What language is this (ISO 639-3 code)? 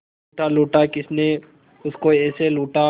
hin